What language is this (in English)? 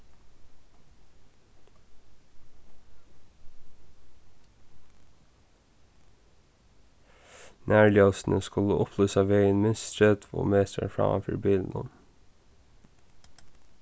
Faroese